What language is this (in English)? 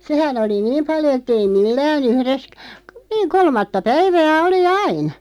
Finnish